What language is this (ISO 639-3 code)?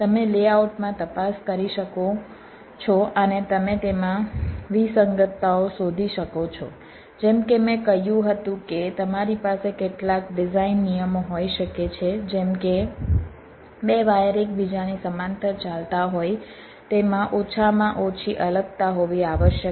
guj